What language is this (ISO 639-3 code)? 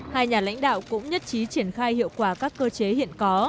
vie